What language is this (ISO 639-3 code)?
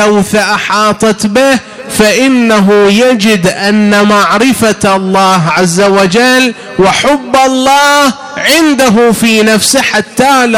ara